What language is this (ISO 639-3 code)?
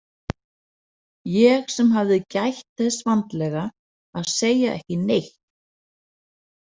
isl